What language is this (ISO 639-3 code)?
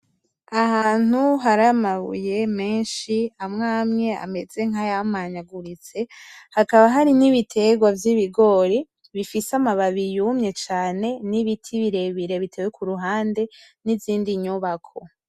run